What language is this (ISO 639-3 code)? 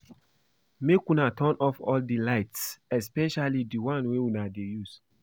pcm